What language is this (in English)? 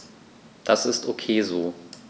German